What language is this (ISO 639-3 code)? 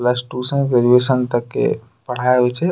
anp